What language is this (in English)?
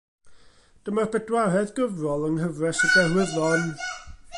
Welsh